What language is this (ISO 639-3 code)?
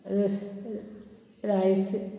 kok